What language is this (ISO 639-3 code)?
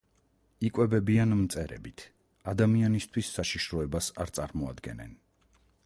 kat